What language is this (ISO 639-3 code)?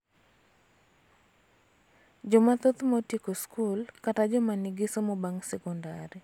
luo